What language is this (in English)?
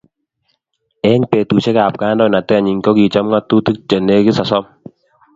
Kalenjin